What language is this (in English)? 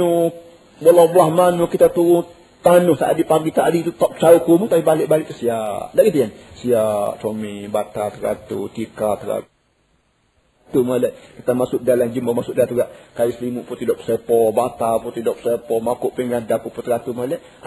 Malay